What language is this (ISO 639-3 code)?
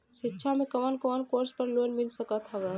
bho